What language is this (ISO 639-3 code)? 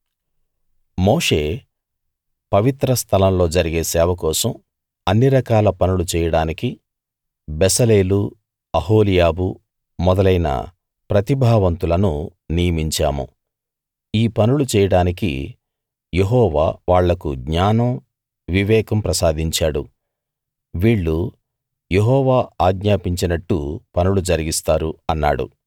tel